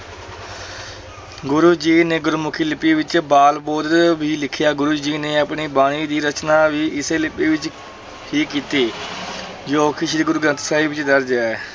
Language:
Punjabi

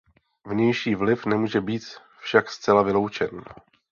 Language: Czech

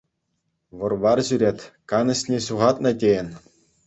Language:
Chuvash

